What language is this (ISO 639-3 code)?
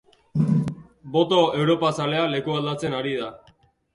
eus